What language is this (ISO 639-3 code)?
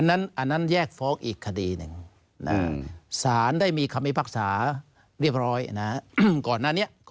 tha